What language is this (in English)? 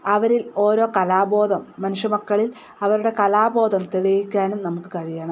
Malayalam